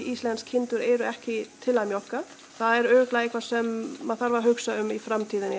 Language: Icelandic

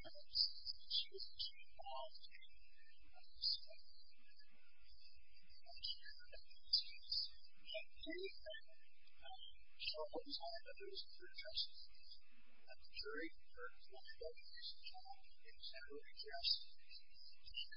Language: English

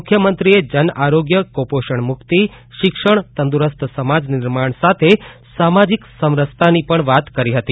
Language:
Gujarati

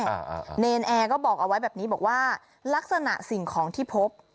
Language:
Thai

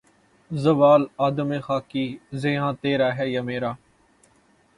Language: Urdu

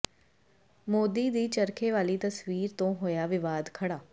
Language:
Punjabi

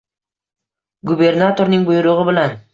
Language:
Uzbek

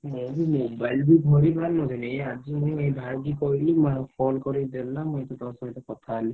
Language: Odia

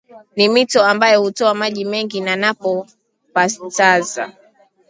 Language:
Swahili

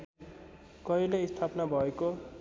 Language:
Nepali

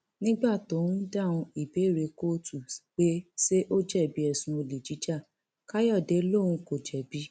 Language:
Yoruba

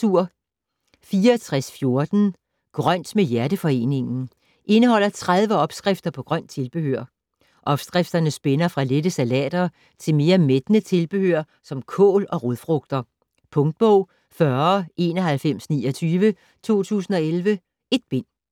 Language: Danish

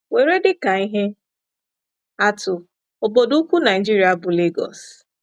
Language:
Igbo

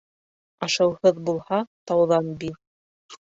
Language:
Bashkir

